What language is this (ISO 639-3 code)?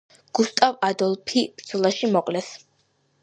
kat